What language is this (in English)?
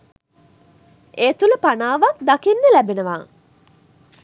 Sinhala